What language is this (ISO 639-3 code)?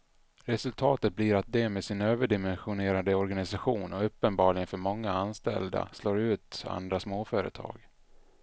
swe